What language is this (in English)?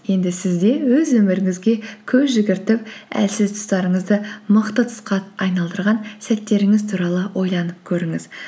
Kazakh